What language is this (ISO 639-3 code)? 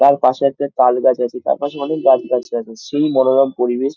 ben